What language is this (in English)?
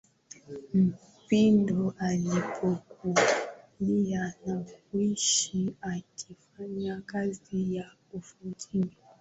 Swahili